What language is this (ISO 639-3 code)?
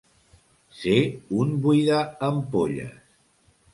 cat